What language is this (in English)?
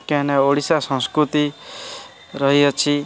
Odia